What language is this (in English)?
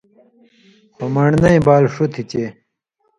Indus Kohistani